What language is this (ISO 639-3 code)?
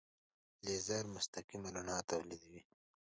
pus